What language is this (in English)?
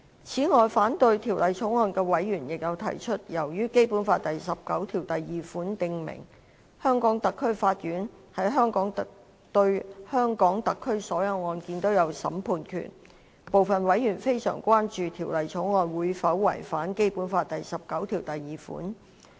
Cantonese